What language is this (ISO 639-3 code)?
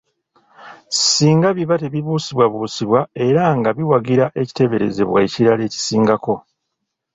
lug